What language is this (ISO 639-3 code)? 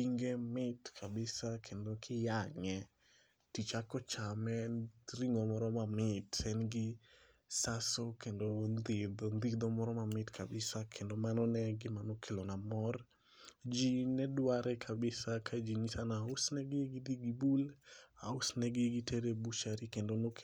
luo